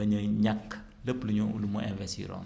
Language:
Wolof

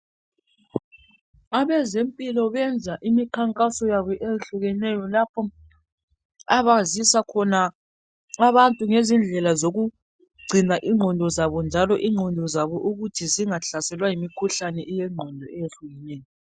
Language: North Ndebele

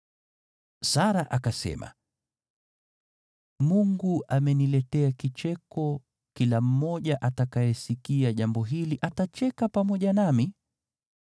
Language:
Swahili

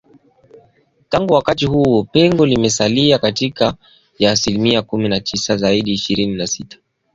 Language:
Swahili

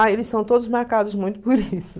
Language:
Portuguese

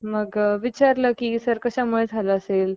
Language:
Marathi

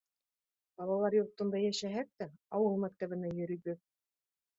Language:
Bashkir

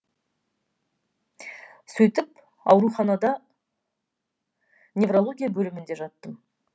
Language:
Kazakh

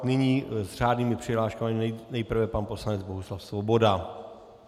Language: Czech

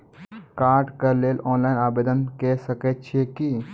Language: Maithili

